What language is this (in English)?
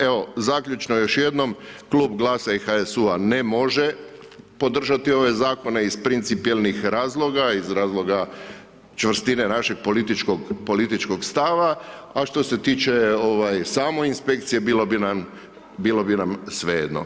Croatian